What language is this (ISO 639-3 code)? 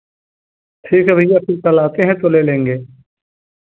hin